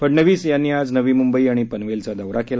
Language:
Marathi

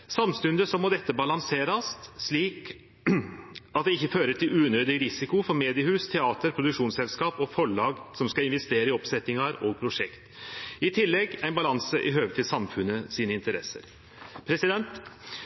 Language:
Norwegian Nynorsk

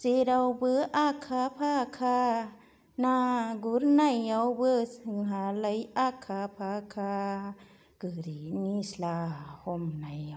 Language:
Bodo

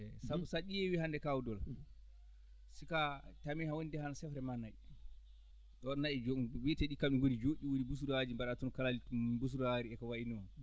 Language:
Fula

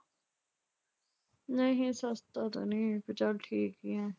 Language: Punjabi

